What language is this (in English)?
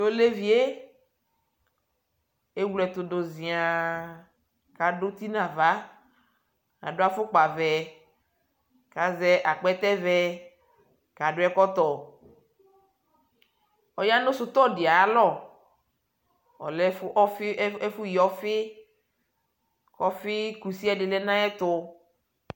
Ikposo